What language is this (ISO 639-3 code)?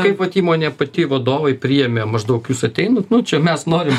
lit